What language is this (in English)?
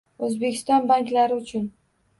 Uzbek